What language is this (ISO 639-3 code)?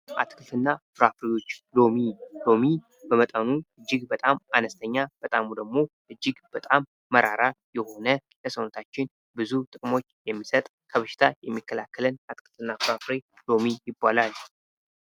amh